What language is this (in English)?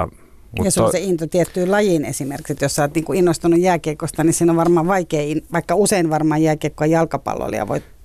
Finnish